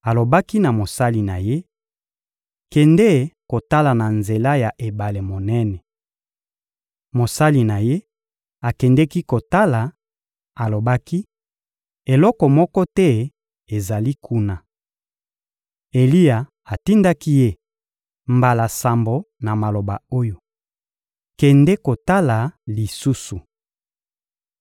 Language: Lingala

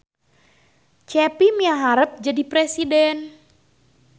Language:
Sundanese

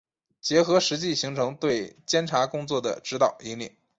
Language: Chinese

